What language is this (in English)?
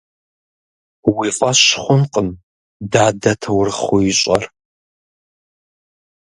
Kabardian